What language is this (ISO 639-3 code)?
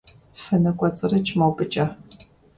kbd